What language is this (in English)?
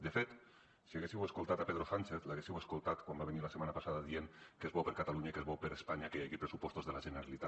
Catalan